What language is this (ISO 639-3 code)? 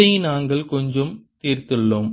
tam